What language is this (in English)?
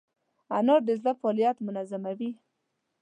Pashto